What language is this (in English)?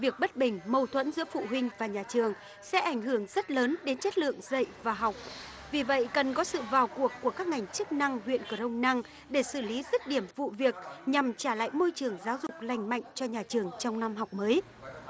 Vietnamese